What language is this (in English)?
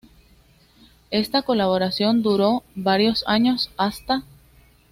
Spanish